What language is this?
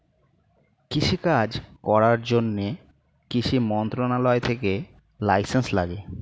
Bangla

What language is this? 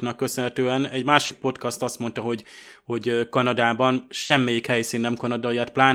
Hungarian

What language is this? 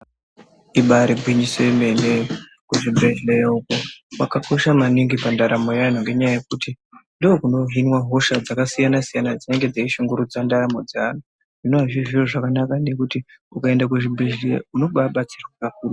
Ndau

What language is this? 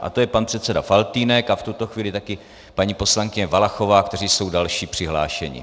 Czech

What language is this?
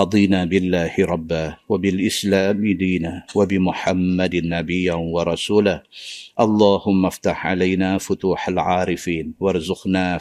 Malay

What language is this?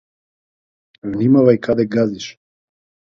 Macedonian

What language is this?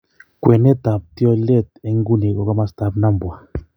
Kalenjin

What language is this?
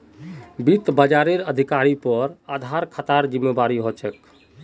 Magahi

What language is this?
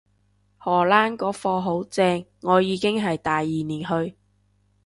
Cantonese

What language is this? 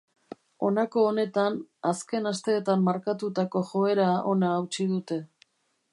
Basque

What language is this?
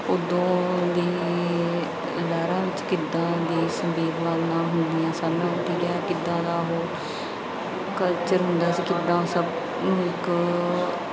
Punjabi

